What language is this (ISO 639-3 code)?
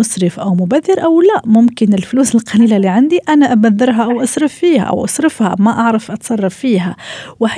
ara